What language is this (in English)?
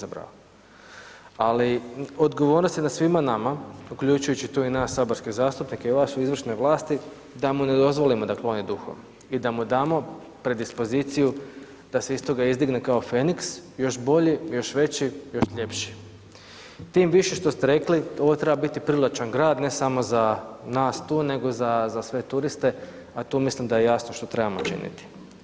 Croatian